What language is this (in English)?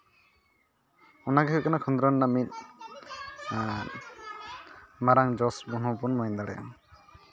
Santali